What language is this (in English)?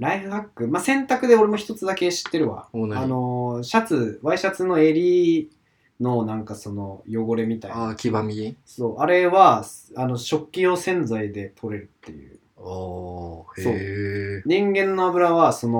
Japanese